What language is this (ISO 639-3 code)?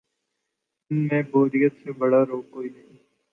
urd